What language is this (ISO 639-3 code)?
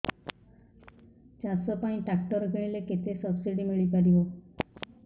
ori